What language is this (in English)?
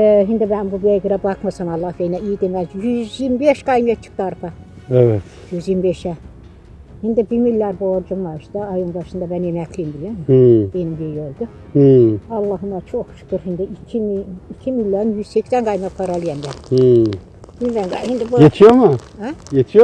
Turkish